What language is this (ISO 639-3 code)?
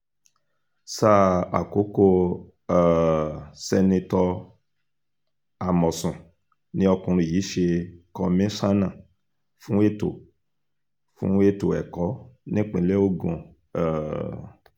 yor